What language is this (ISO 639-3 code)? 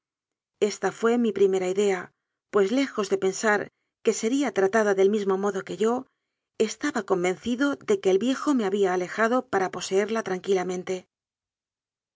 spa